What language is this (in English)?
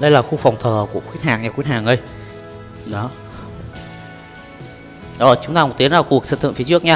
Vietnamese